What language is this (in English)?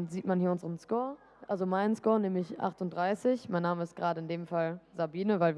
German